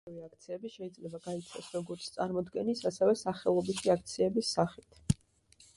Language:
Georgian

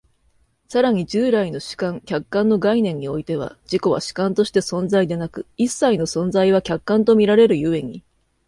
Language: Japanese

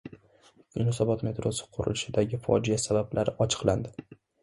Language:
Uzbek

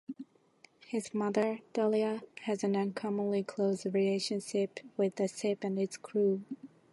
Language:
English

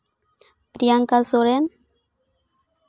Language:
Santali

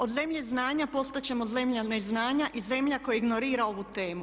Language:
Croatian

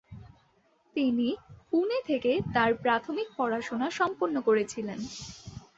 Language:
Bangla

